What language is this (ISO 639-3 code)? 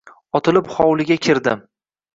uzb